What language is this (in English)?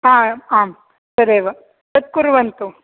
Sanskrit